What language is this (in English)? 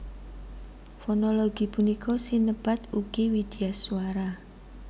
Javanese